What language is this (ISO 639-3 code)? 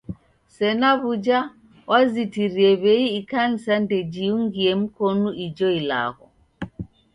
dav